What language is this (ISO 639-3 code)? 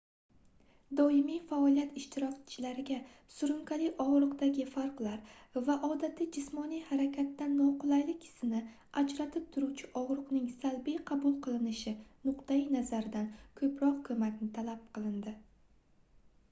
uzb